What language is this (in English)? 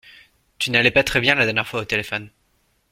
French